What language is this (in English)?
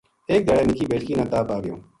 Gujari